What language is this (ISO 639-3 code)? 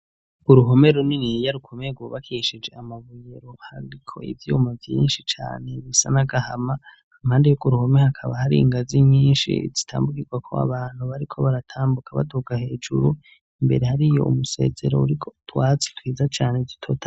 run